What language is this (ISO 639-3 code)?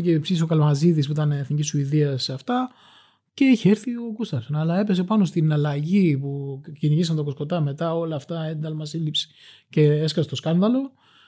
ell